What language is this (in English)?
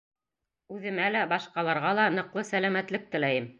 Bashkir